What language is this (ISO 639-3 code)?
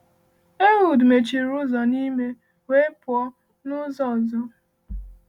ibo